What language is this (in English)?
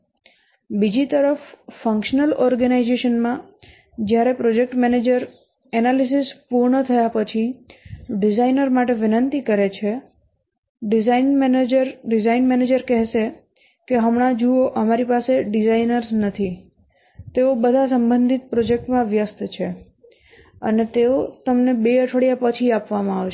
Gujarati